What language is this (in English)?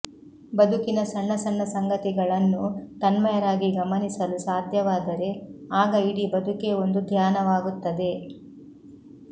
Kannada